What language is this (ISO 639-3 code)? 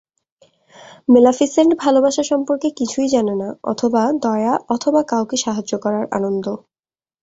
ben